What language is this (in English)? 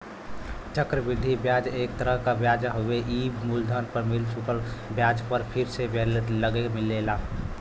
Bhojpuri